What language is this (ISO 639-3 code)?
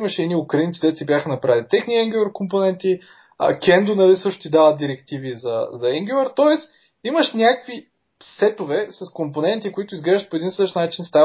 bul